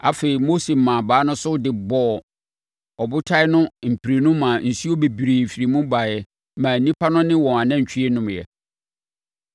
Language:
Akan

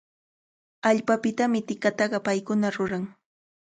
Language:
Cajatambo North Lima Quechua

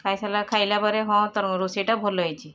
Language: Odia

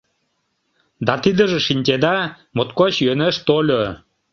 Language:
Mari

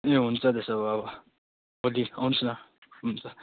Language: Nepali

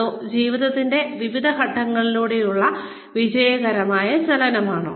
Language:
Malayalam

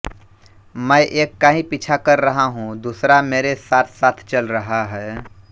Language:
Hindi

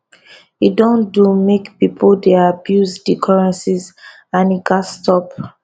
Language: Nigerian Pidgin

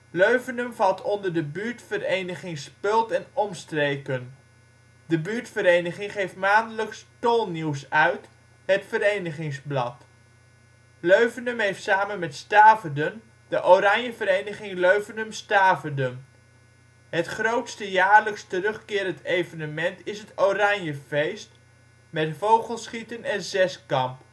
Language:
Dutch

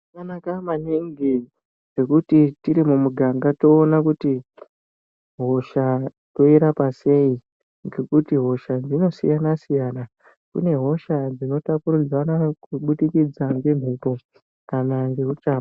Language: Ndau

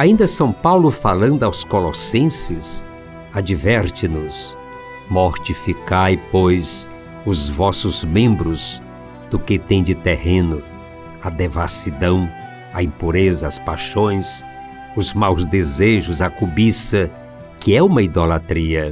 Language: Portuguese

